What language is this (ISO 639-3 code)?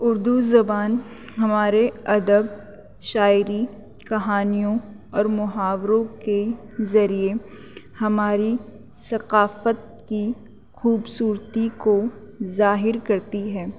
urd